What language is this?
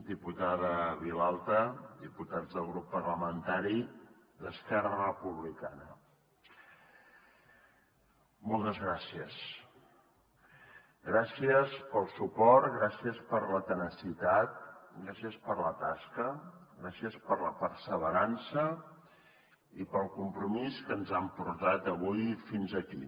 Catalan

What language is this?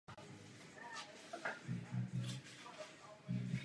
Czech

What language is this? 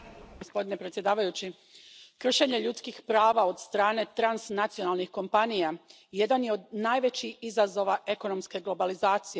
Croatian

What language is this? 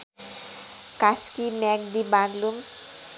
Nepali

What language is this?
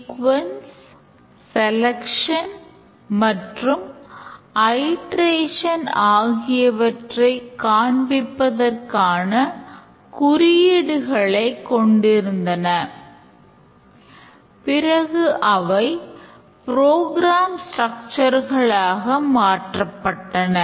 Tamil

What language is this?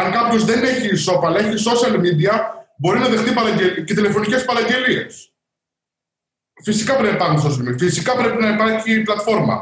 Greek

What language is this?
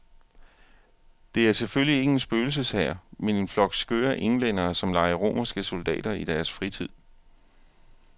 Danish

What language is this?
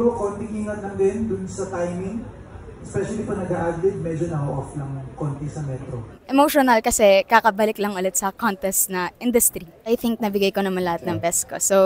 Filipino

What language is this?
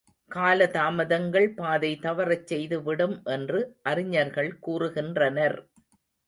Tamil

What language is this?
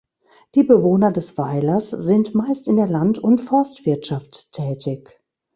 German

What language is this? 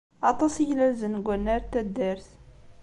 Kabyle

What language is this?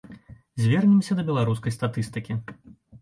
Belarusian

